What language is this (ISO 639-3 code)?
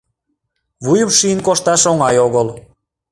chm